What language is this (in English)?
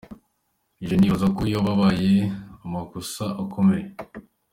Kinyarwanda